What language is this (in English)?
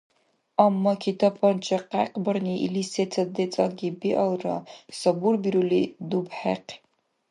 Dargwa